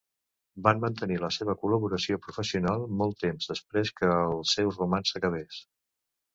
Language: Catalan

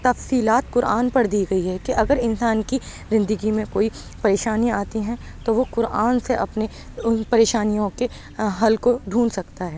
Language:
Urdu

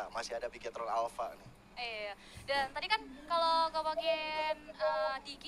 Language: Indonesian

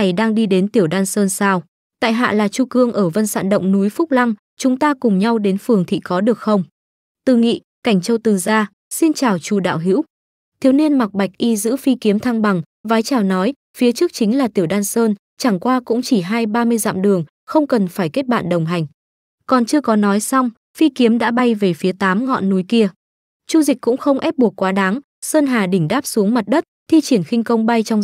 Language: Vietnamese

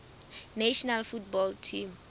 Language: Southern Sotho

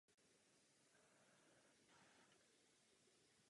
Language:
Czech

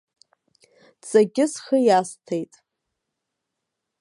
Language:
Abkhazian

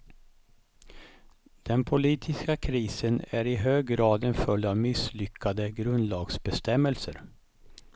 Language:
Swedish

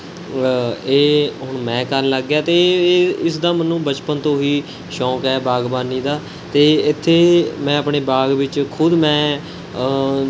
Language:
Punjabi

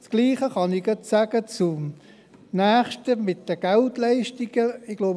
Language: Swiss German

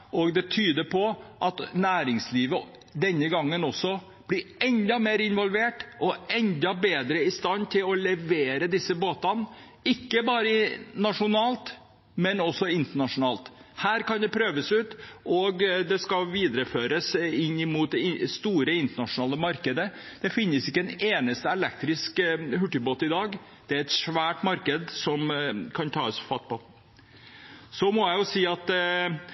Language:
Norwegian Bokmål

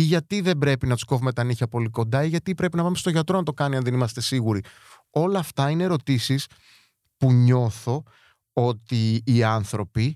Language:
Greek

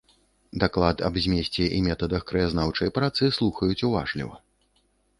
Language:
Belarusian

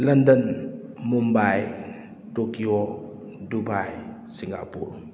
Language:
Manipuri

